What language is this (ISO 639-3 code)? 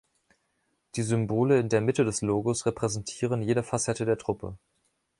deu